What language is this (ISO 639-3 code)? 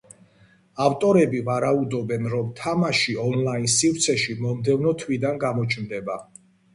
kat